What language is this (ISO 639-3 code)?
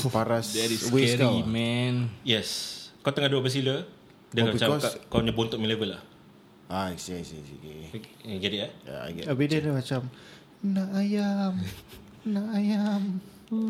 msa